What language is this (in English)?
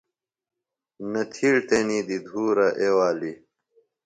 Phalura